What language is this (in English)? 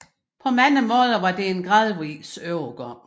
Danish